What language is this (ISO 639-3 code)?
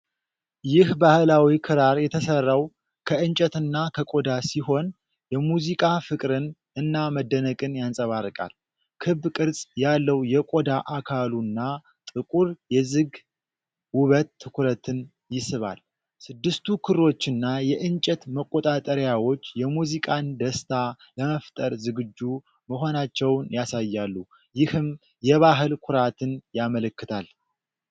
amh